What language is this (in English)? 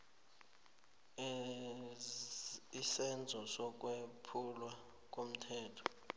South Ndebele